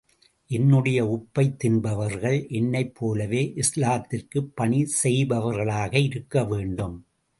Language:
Tamil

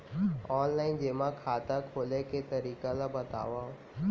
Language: Chhattisgarhi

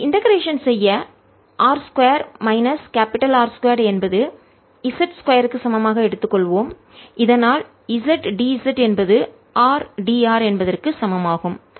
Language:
Tamil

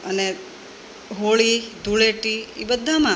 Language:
Gujarati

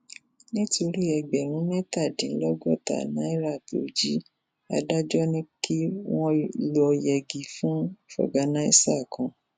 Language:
Yoruba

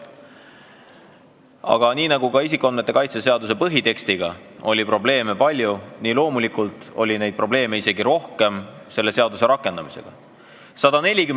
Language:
Estonian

